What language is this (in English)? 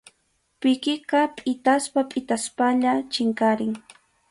Arequipa-La Unión Quechua